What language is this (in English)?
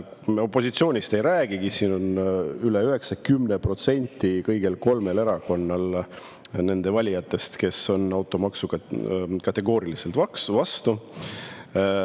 Estonian